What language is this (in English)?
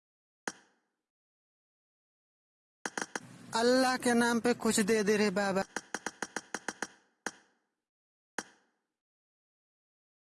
Hindi